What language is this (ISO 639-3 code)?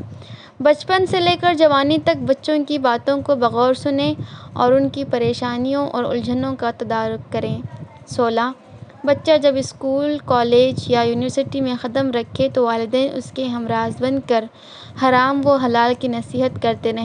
urd